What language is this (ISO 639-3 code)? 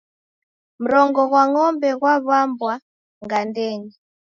dav